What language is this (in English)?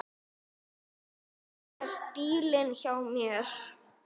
Icelandic